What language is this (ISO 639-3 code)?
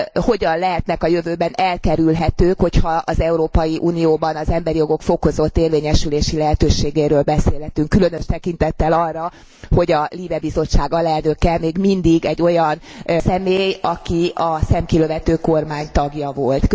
hun